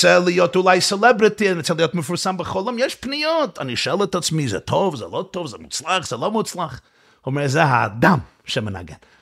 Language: Hebrew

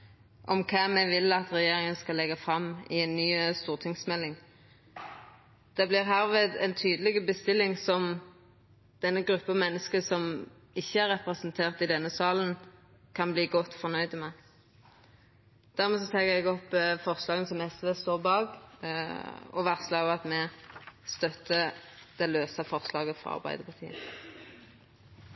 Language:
Norwegian Nynorsk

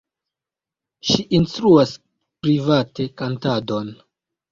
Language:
Esperanto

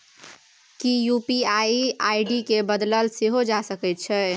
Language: Maithili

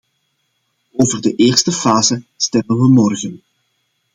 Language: Dutch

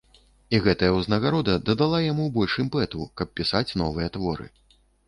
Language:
Belarusian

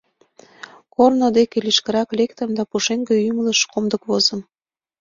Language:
Mari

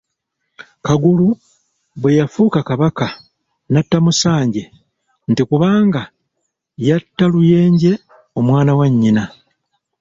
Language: Ganda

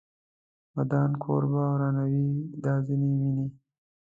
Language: Pashto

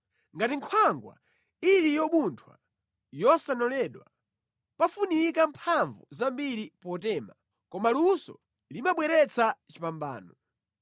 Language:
Nyanja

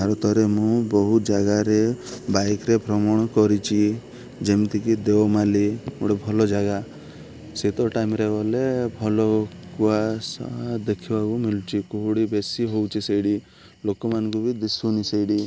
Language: Odia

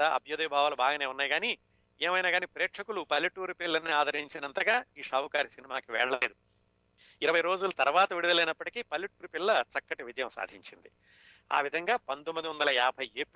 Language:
Telugu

